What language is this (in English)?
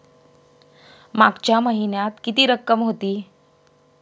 Marathi